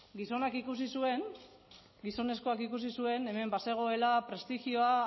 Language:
Basque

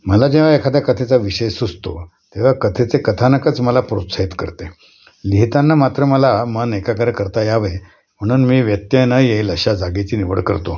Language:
Marathi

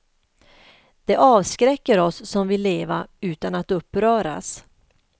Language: Swedish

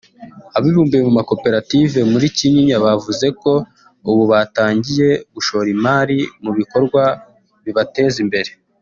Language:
Kinyarwanda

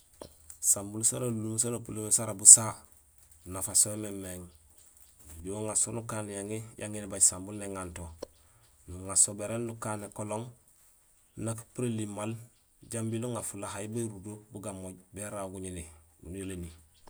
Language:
Gusilay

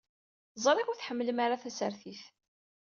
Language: Kabyle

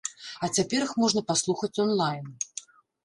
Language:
Belarusian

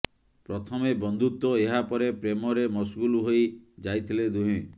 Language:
Odia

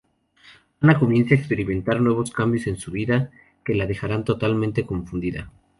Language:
Spanish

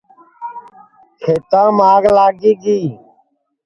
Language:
Sansi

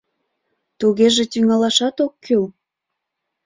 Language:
Mari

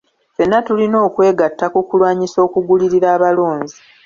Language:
Ganda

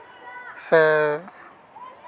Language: Santali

